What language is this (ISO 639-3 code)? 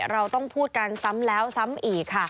tha